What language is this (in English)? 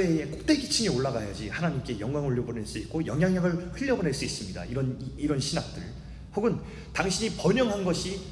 Korean